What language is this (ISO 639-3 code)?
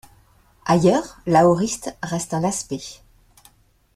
fra